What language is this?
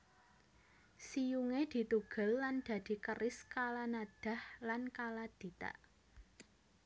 Javanese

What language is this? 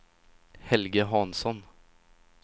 Swedish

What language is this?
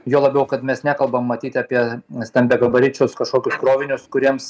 Lithuanian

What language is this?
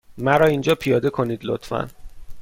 Persian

